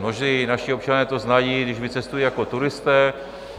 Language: Czech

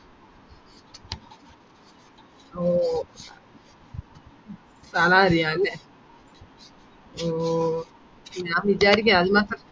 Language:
Malayalam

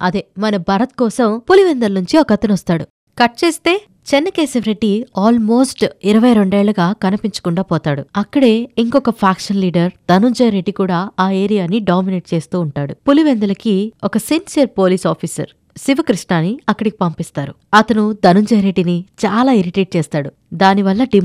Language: Telugu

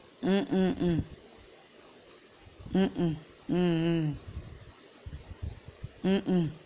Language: Tamil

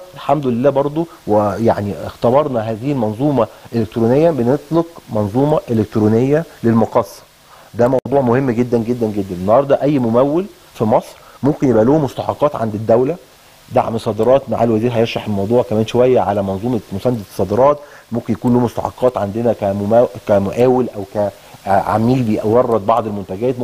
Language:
Arabic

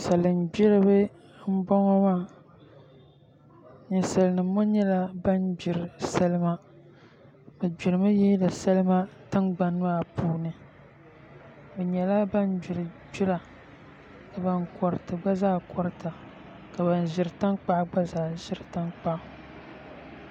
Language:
Dagbani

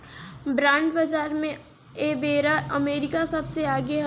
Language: Bhojpuri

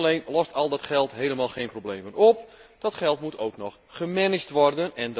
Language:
Dutch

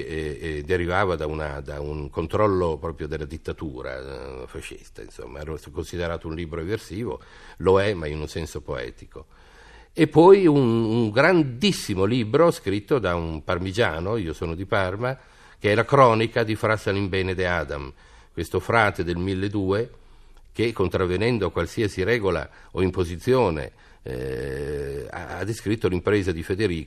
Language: Italian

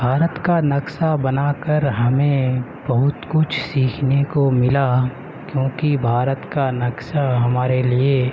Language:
Urdu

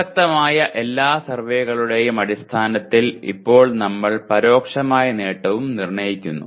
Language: Malayalam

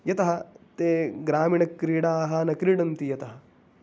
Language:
Sanskrit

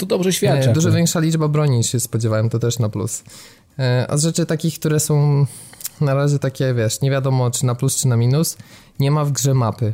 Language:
Polish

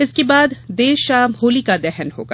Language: Hindi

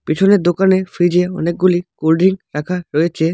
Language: Bangla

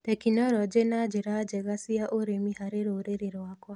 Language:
Kikuyu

